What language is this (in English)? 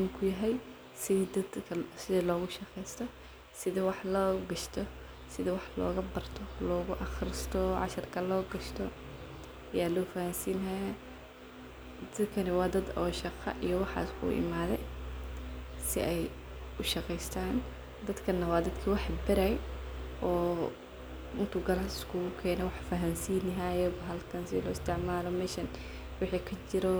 Somali